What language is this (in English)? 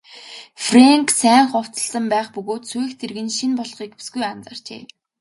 Mongolian